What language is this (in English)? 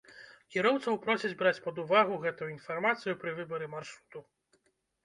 Belarusian